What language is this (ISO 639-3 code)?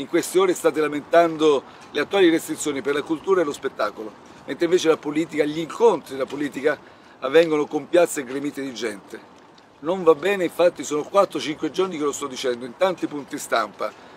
ita